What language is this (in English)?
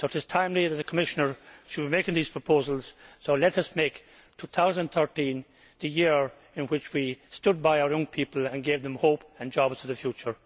English